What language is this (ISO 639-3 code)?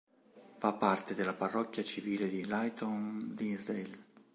ita